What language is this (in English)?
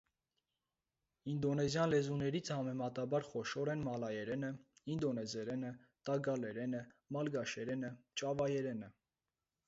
Armenian